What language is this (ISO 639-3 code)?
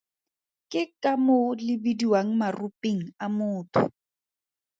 tsn